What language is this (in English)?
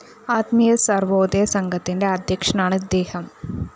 Malayalam